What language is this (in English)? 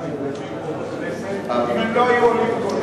Hebrew